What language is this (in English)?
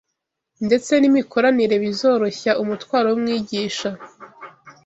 Kinyarwanda